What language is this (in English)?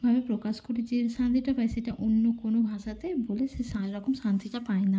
Bangla